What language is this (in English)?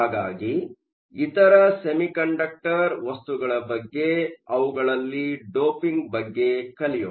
Kannada